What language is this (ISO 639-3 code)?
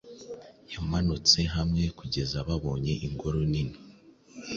kin